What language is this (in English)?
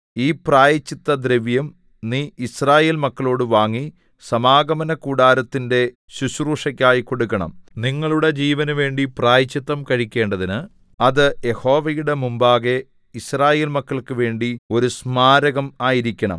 Malayalam